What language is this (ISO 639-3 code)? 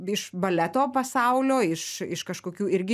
lit